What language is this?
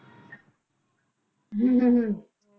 Punjabi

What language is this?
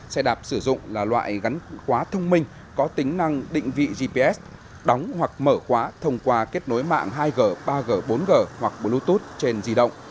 Vietnamese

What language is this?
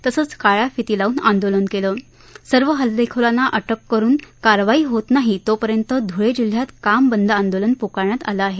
Marathi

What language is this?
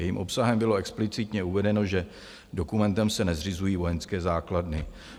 Czech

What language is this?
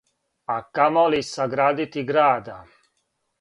Serbian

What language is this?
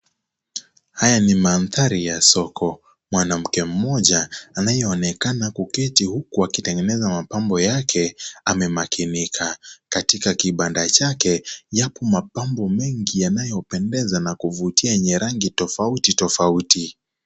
Swahili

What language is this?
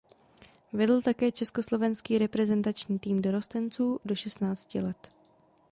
Czech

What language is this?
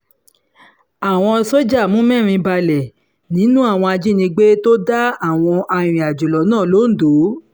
Yoruba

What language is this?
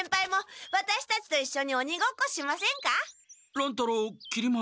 Japanese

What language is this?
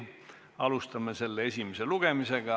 Estonian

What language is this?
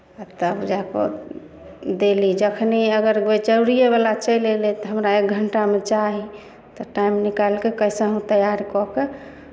Maithili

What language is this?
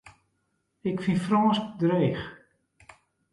Western Frisian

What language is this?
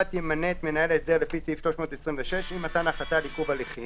Hebrew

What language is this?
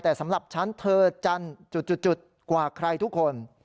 Thai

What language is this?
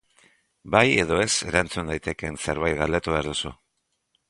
Basque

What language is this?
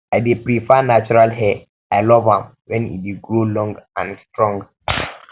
Nigerian Pidgin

